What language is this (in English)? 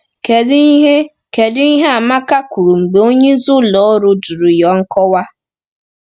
Igbo